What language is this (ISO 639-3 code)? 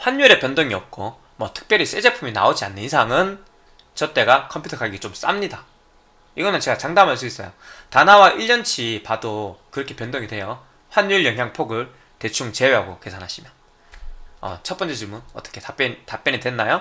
kor